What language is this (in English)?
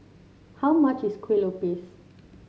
English